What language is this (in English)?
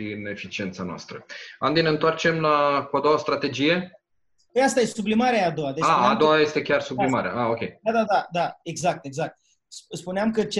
Romanian